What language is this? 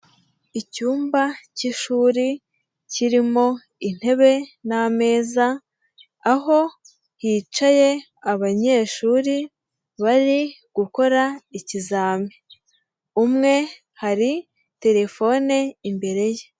Kinyarwanda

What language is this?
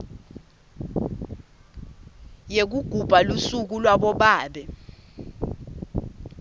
Swati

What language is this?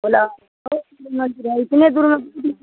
Hindi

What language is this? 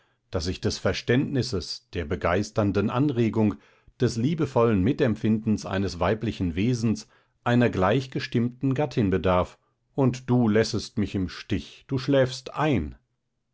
German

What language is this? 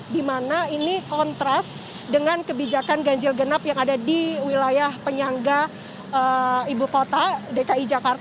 Indonesian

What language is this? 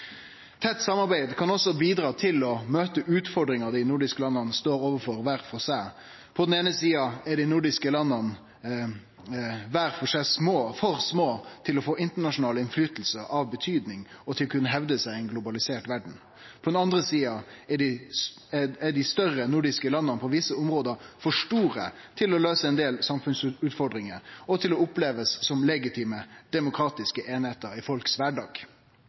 Norwegian Nynorsk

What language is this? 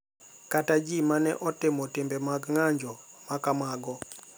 Luo (Kenya and Tanzania)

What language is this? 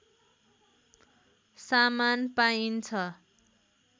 Nepali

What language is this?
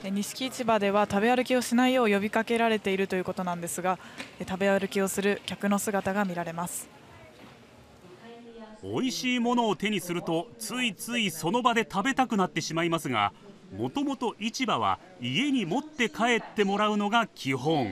Japanese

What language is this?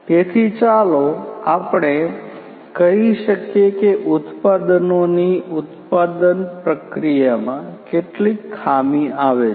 Gujarati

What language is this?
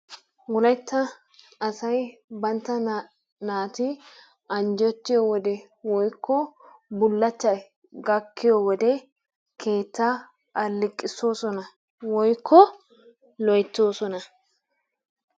Wolaytta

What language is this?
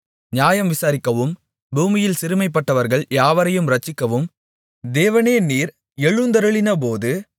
Tamil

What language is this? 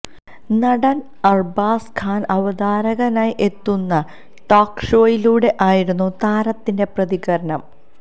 Malayalam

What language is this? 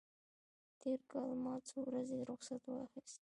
Pashto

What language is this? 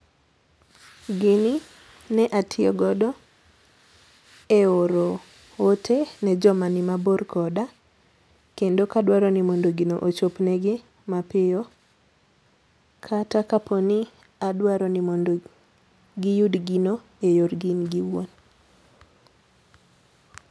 Luo (Kenya and Tanzania)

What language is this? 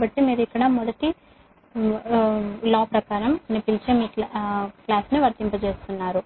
Telugu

